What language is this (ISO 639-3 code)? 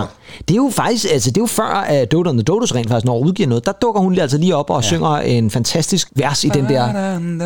dan